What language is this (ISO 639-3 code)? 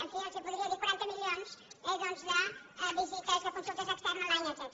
cat